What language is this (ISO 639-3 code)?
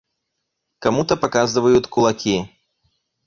rus